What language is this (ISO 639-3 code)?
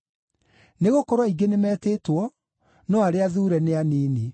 kik